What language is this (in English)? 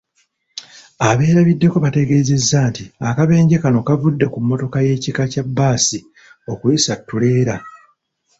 Ganda